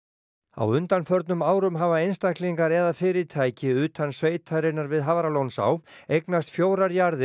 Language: Icelandic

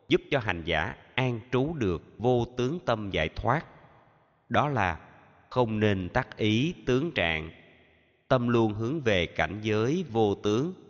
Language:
Vietnamese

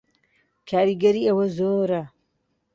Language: Central Kurdish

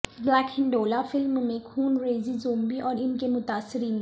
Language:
Urdu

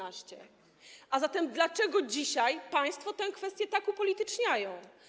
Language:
Polish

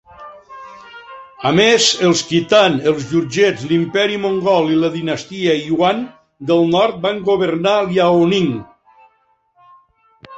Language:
Catalan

